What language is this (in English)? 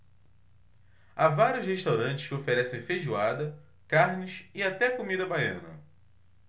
Portuguese